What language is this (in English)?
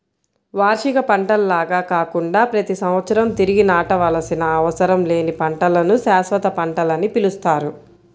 Telugu